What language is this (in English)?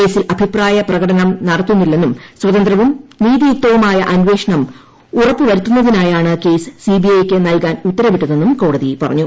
Malayalam